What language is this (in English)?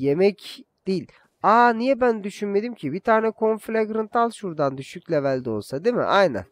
Turkish